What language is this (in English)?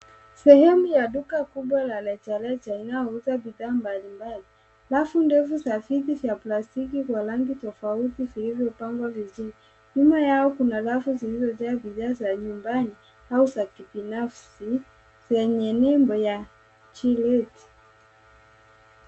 Swahili